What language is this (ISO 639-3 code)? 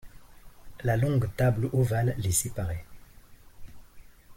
fra